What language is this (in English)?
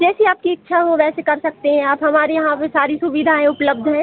Hindi